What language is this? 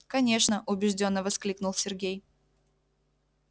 Russian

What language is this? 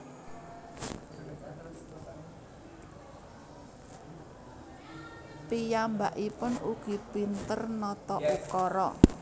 Javanese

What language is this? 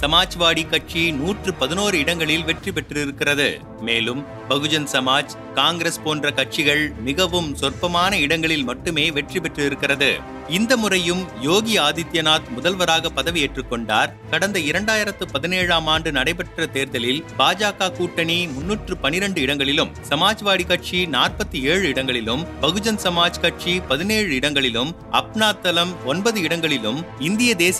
Tamil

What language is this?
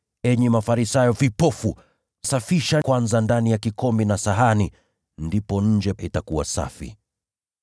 Swahili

